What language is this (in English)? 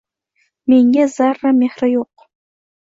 Uzbek